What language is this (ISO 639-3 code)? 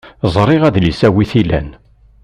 kab